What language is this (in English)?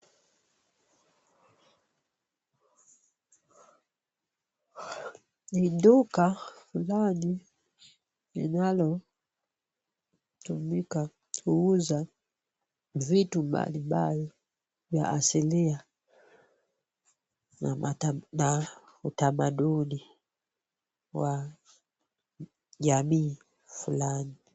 Swahili